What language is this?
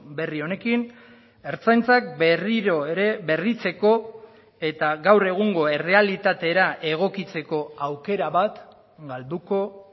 Basque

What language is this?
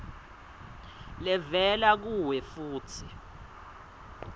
Swati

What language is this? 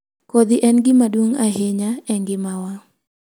Luo (Kenya and Tanzania)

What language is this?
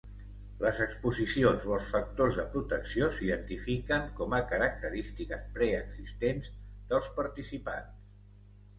Catalan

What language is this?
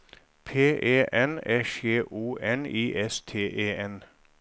Norwegian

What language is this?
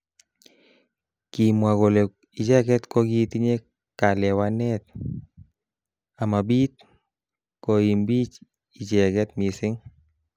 Kalenjin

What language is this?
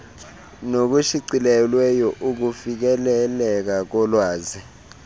Xhosa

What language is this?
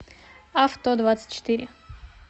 Russian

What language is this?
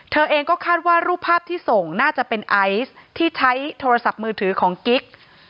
Thai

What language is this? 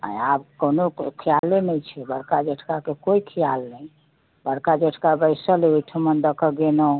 Maithili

